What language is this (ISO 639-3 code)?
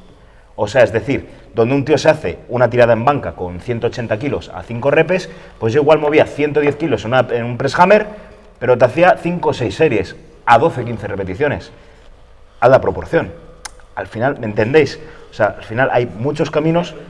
spa